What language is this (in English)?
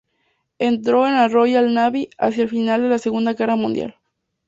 Spanish